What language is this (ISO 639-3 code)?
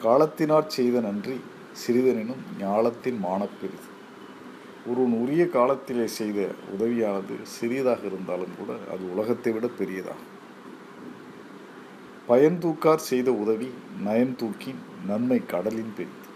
tam